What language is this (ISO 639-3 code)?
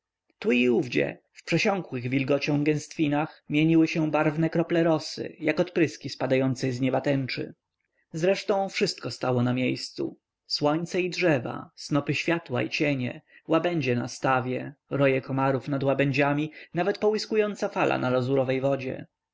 pol